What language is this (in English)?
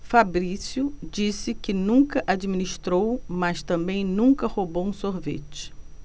Portuguese